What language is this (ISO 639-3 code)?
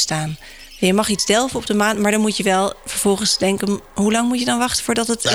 nld